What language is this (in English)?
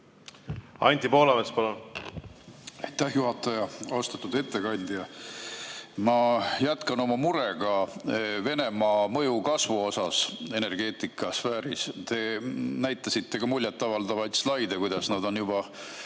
Estonian